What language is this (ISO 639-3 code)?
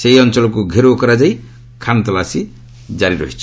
ori